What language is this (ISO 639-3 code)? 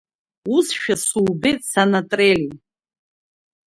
abk